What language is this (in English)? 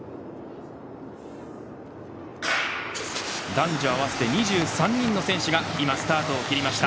Japanese